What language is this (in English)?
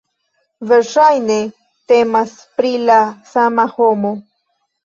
Esperanto